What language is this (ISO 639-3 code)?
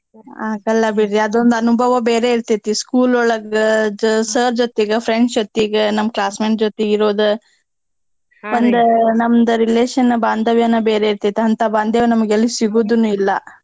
kan